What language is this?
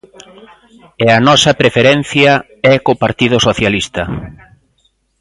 Galician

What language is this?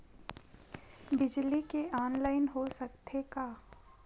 Chhattisgarhi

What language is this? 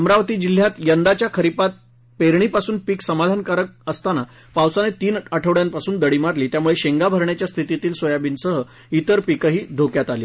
Marathi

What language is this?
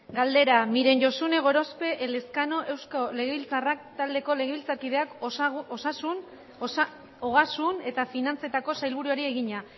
Basque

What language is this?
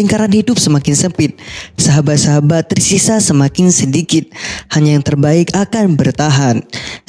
Indonesian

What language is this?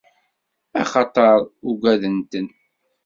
Kabyle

